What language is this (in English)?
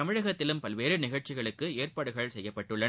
Tamil